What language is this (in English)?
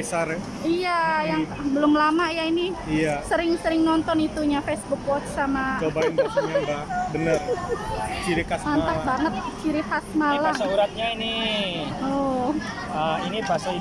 Indonesian